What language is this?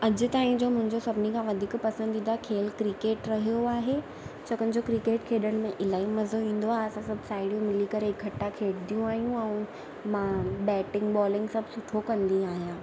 Sindhi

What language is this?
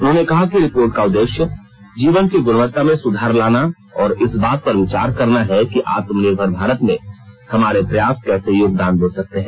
Hindi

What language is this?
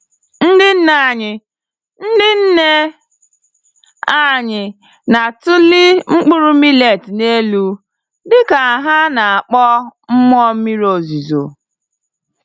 Igbo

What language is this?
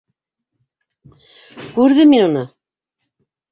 Bashkir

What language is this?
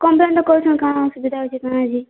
Odia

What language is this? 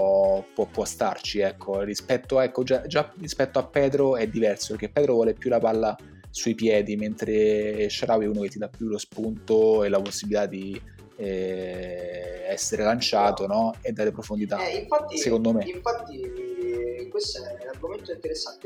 Italian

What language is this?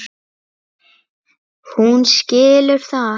Icelandic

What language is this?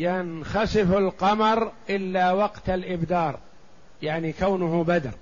Arabic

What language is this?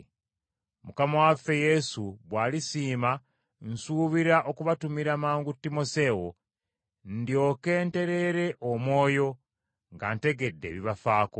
Ganda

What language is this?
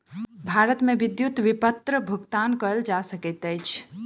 Maithili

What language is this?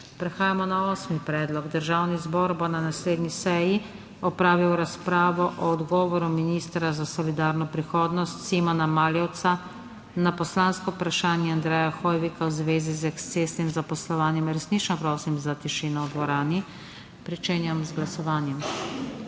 Slovenian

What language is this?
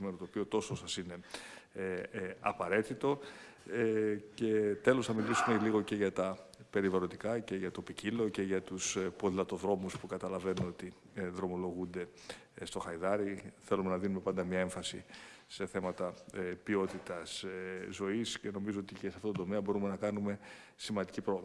Greek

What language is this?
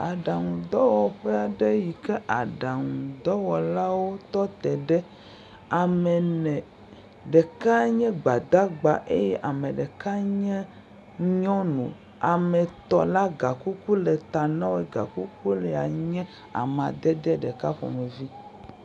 Ewe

